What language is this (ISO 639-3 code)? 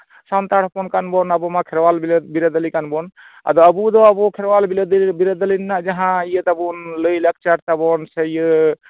sat